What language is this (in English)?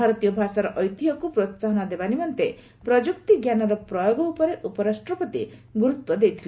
Odia